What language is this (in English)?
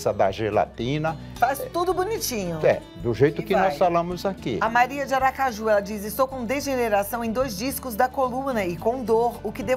Portuguese